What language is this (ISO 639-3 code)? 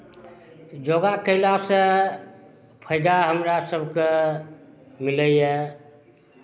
mai